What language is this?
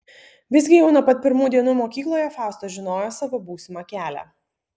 Lithuanian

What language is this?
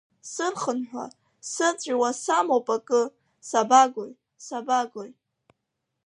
Abkhazian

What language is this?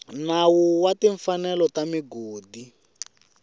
Tsonga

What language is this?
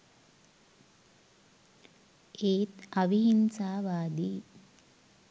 Sinhala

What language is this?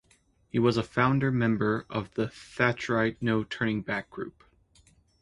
English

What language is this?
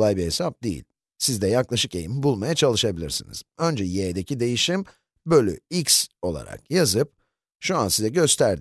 Turkish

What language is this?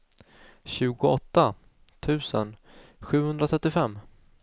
Swedish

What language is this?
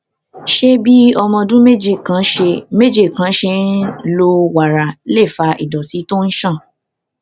Yoruba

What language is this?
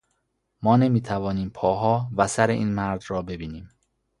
Persian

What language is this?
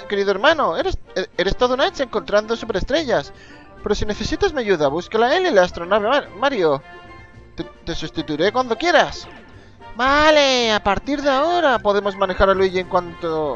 Spanish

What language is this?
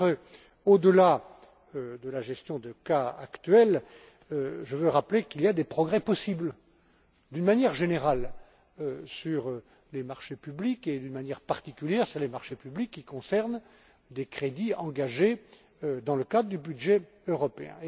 French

